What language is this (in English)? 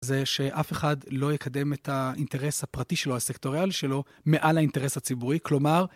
Hebrew